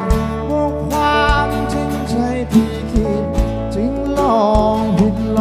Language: Thai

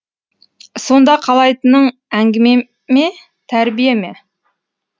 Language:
Kazakh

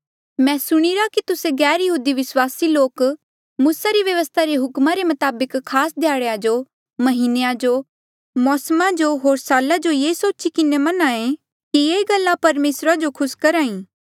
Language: Mandeali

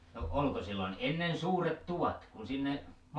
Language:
Finnish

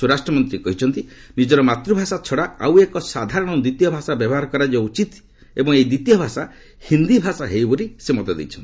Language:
Odia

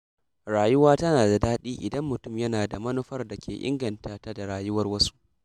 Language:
Hausa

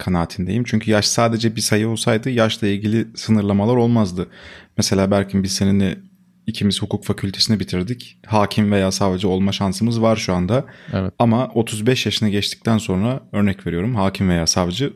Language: Turkish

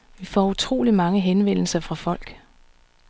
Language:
Danish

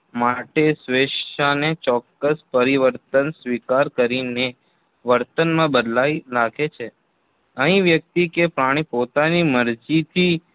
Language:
Gujarati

